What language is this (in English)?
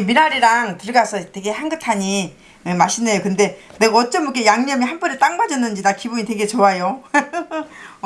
Korean